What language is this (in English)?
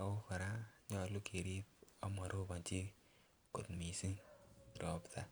Kalenjin